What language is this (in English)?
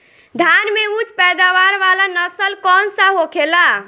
Bhojpuri